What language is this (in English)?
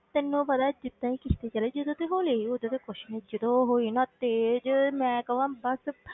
Punjabi